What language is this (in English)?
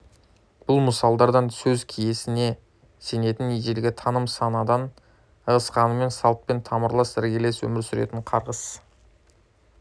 Kazakh